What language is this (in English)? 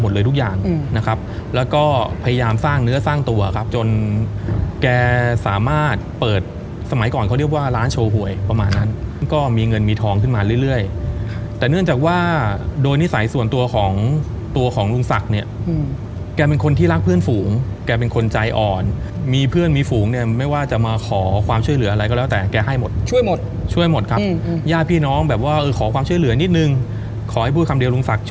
Thai